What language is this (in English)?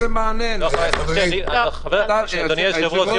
Hebrew